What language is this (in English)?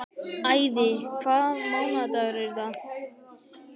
Icelandic